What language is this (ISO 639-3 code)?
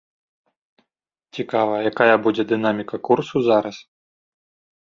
bel